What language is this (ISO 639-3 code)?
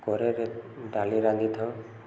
ori